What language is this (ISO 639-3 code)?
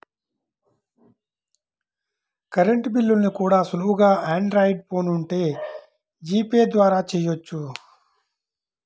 tel